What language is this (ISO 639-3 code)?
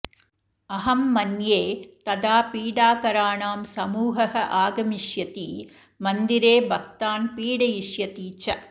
san